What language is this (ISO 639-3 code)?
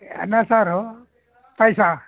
kan